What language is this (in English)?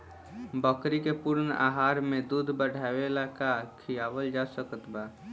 Bhojpuri